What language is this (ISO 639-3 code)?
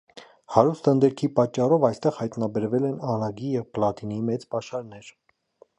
hye